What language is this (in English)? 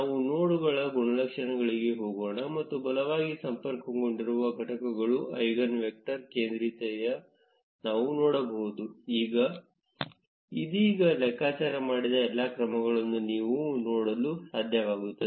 Kannada